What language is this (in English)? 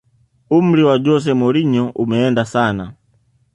Swahili